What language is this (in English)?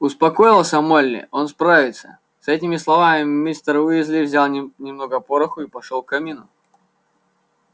Russian